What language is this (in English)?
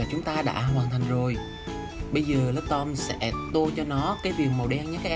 Vietnamese